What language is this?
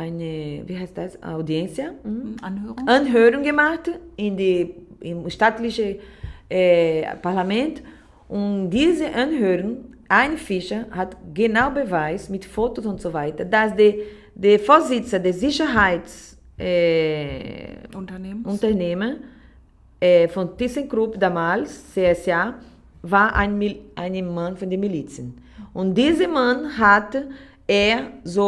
German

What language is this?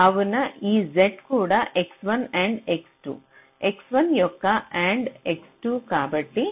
Telugu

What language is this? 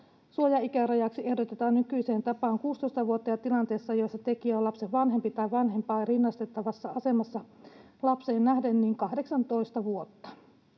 Finnish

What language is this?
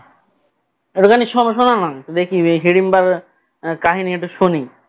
Bangla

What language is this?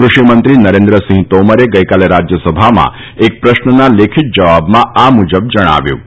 Gujarati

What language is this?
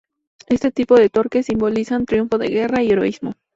Spanish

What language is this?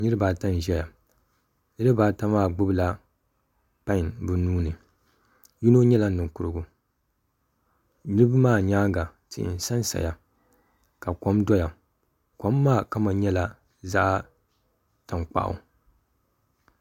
Dagbani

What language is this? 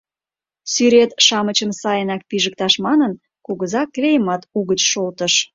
Mari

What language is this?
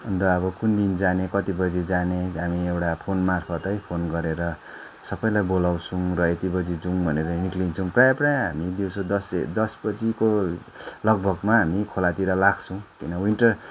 Nepali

